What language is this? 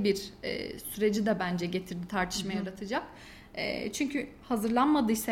Turkish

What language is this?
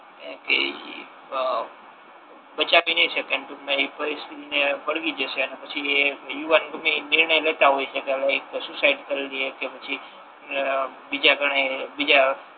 Gujarati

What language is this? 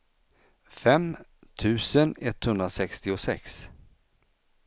Swedish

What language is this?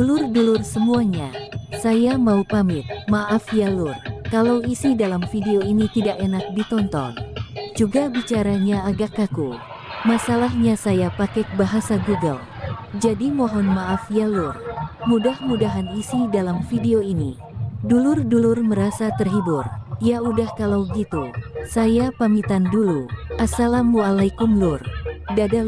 Indonesian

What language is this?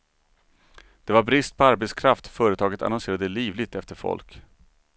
Swedish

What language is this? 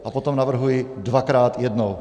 Czech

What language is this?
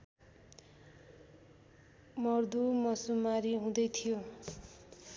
Nepali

